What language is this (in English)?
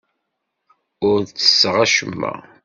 Kabyle